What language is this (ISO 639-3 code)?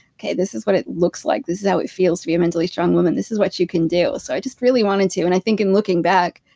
eng